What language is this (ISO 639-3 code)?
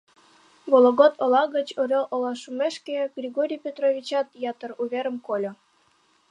chm